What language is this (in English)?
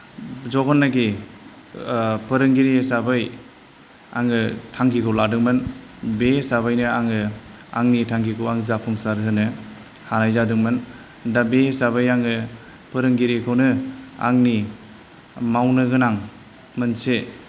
Bodo